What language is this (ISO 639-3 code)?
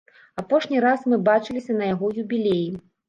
bel